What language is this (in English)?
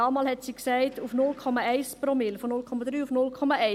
Swiss German